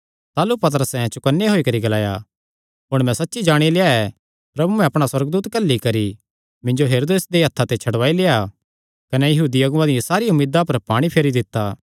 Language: Kangri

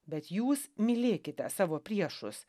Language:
Lithuanian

